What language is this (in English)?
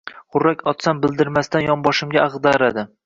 Uzbek